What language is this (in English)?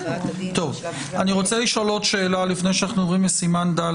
Hebrew